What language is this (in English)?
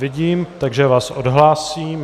Czech